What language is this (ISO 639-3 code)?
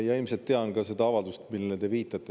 est